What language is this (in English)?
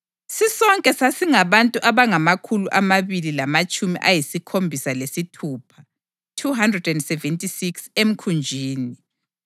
North Ndebele